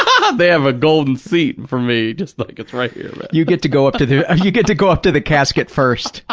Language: English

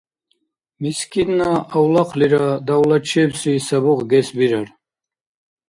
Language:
Dargwa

